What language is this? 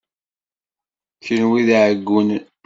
Kabyle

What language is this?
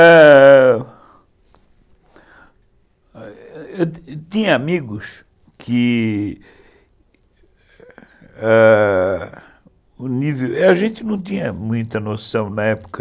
Portuguese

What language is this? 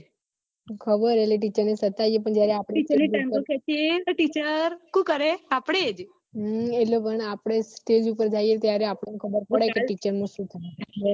Gujarati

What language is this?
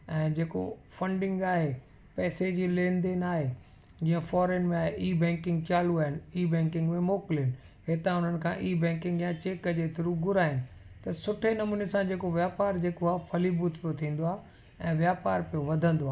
Sindhi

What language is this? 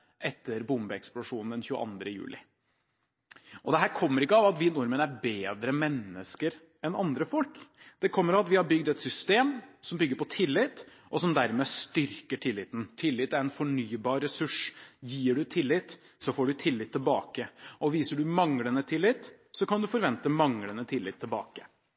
Norwegian Bokmål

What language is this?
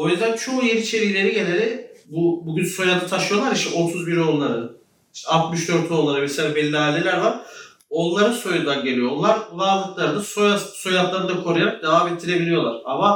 Turkish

